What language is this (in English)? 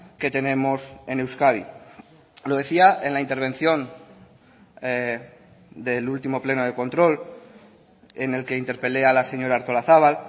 Spanish